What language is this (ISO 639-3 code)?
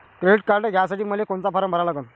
mar